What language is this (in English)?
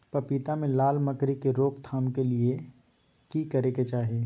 Maithili